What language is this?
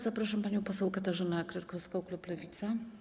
Polish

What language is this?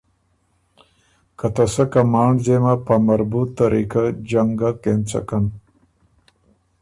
Ormuri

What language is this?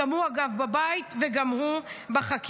Hebrew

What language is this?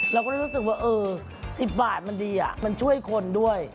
Thai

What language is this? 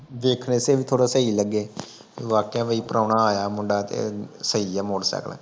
Punjabi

